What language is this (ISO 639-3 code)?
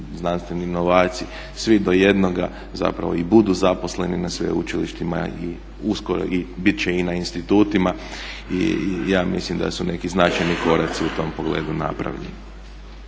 hrv